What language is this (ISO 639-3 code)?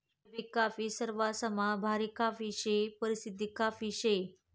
mar